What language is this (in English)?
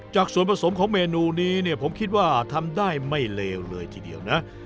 Thai